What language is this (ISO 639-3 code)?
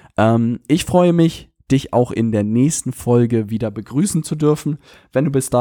deu